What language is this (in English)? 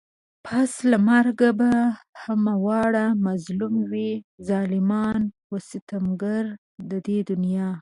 Pashto